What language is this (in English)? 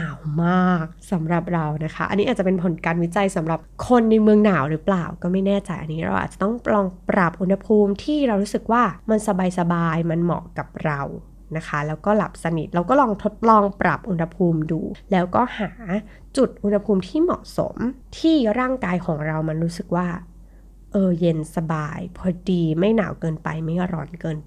Thai